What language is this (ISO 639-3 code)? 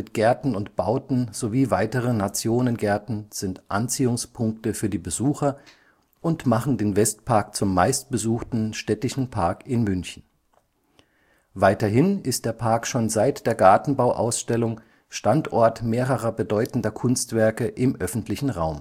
deu